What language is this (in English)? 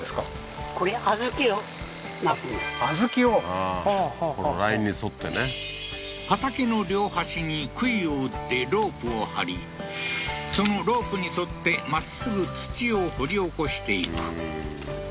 Japanese